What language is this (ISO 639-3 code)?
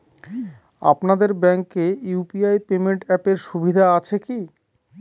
ben